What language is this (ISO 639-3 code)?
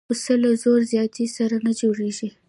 pus